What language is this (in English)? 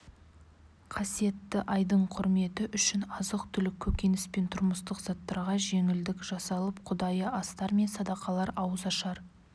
Kazakh